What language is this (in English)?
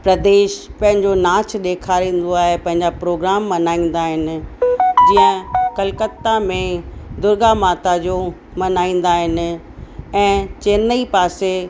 Sindhi